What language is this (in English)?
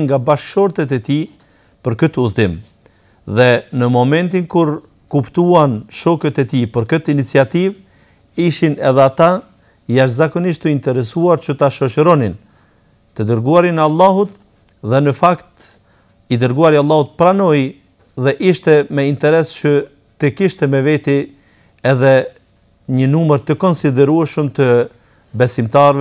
Arabic